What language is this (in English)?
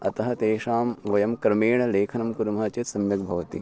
Sanskrit